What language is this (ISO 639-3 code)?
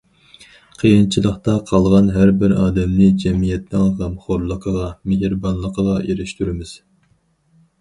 uig